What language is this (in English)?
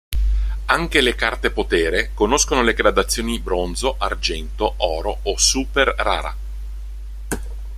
Italian